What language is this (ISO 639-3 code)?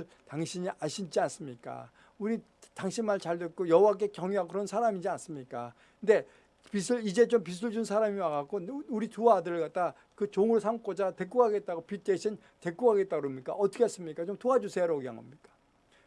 kor